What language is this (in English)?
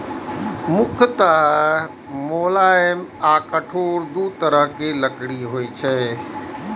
Maithili